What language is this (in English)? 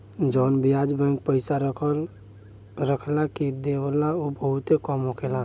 Bhojpuri